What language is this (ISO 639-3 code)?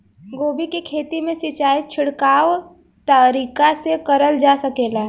bho